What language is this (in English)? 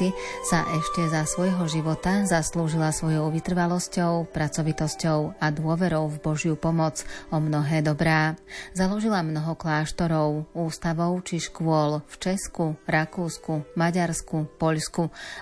Slovak